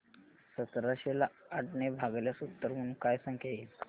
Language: Marathi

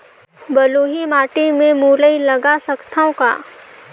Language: Chhattisgarhi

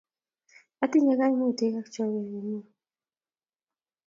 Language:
Kalenjin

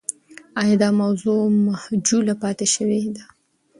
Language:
Pashto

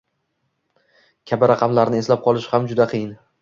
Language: Uzbek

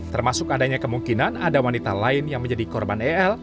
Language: Indonesian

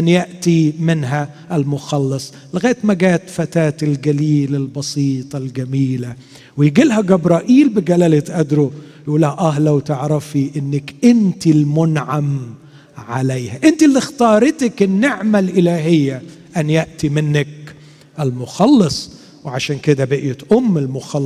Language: Arabic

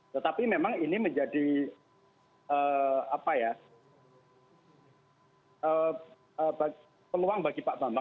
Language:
Indonesian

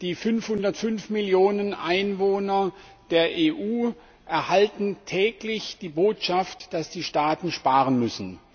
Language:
German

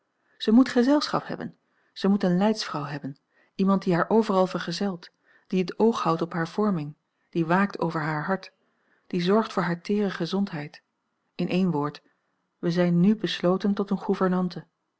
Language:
Dutch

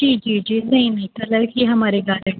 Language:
Urdu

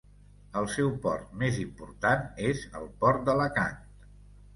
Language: Catalan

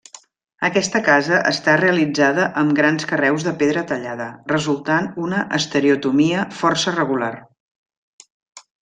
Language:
Catalan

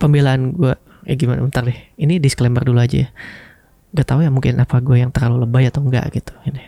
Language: Indonesian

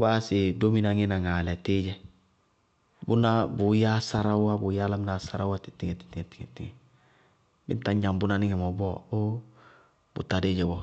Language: Bago-Kusuntu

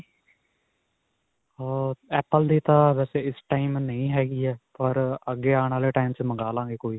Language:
Punjabi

